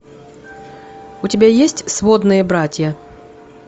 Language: Russian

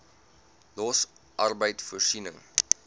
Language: Afrikaans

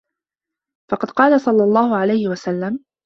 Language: Arabic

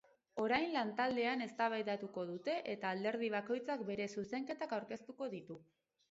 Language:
Basque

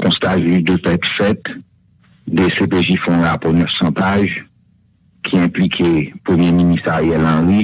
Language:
French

